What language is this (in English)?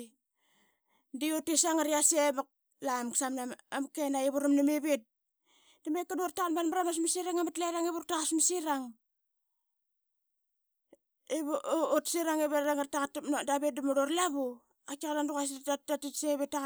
Qaqet